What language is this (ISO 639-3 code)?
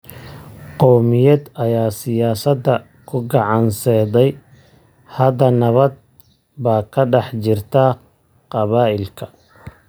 som